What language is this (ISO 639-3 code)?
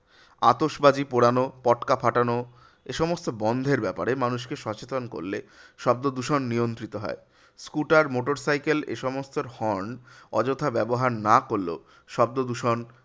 ben